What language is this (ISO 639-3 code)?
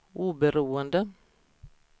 swe